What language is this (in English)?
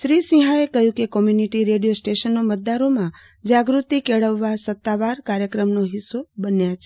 Gujarati